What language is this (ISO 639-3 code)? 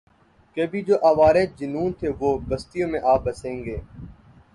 urd